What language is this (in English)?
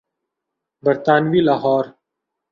Urdu